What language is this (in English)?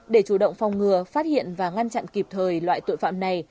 Vietnamese